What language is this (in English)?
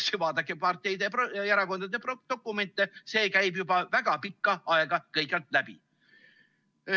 Estonian